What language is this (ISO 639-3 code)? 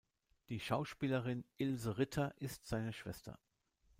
deu